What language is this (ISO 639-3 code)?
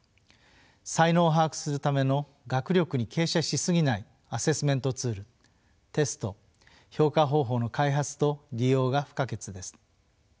jpn